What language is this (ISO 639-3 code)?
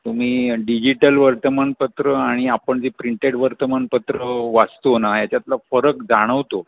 mar